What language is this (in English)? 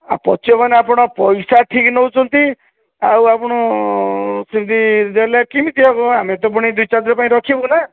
Odia